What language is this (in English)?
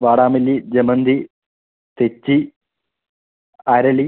Malayalam